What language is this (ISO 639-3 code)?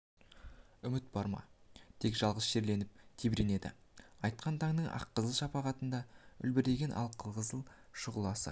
kaz